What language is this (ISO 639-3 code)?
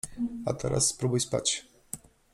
pol